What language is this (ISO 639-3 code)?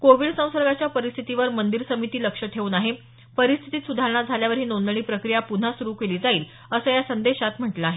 mar